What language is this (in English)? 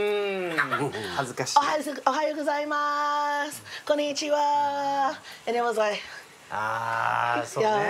Japanese